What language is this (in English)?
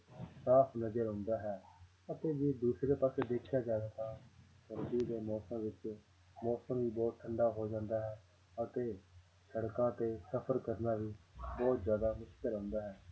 Punjabi